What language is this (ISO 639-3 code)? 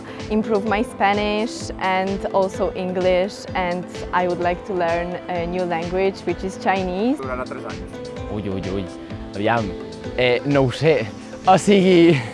cat